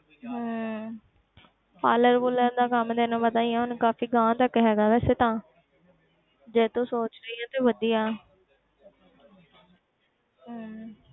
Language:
Punjabi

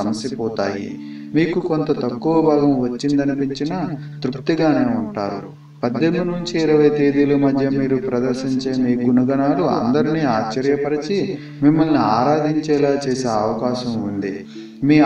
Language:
Italian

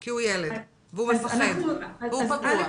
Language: Hebrew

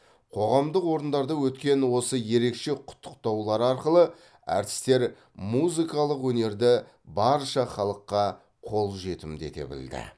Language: Kazakh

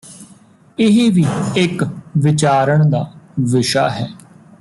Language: Punjabi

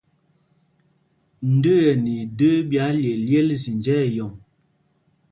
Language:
Mpumpong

